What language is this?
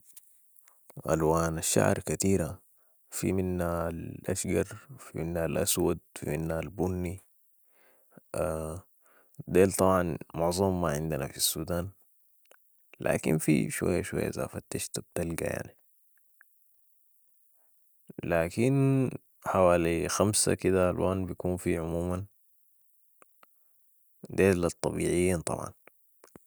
Sudanese Arabic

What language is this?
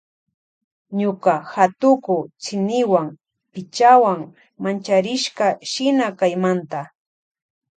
Loja Highland Quichua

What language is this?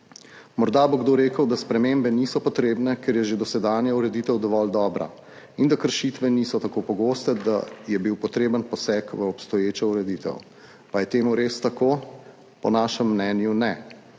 Slovenian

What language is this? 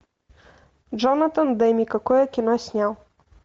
Russian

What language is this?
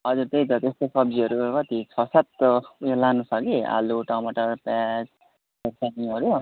Nepali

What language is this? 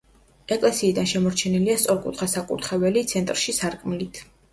Georgian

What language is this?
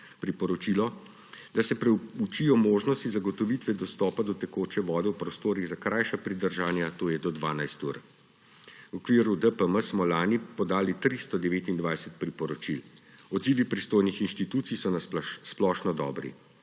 Slovenian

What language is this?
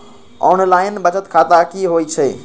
Magahi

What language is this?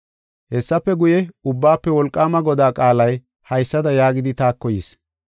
Gofa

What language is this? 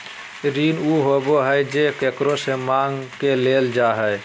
Magahi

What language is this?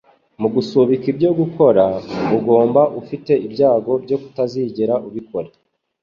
Kinyarwanda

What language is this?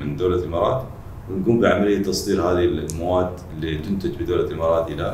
Arabic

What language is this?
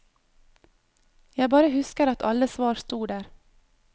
Norwegian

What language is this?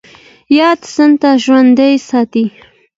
Pashto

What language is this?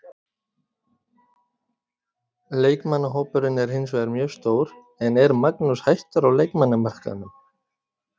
Icelandic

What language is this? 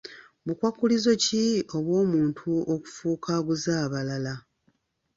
Ganda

